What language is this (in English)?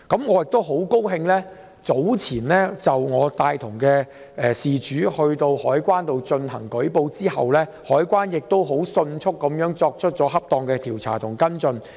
Cantonese